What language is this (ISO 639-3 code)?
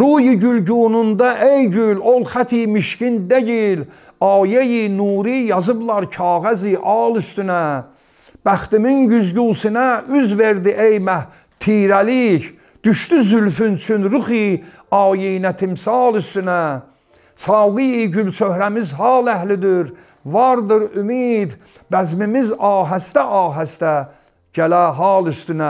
tur